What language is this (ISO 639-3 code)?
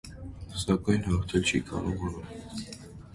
hye